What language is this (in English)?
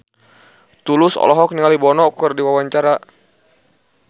Sundanese